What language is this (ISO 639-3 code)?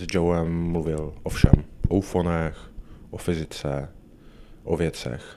ces